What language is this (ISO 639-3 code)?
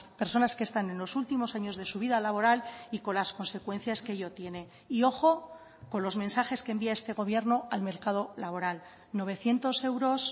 spa